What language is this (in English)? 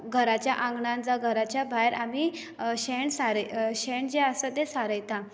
Konkani